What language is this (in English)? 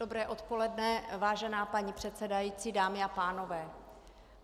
Czech